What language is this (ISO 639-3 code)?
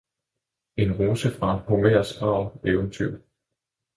dan